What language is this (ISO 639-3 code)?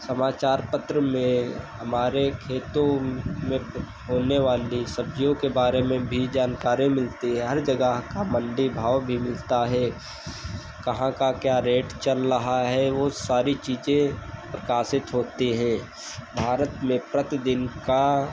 hin